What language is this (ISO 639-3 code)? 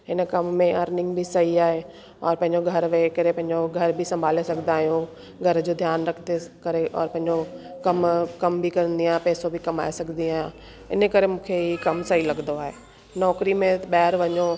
snd